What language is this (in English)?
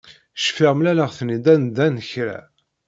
Kabyle